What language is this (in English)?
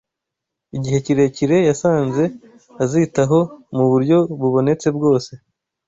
Kinyarwanda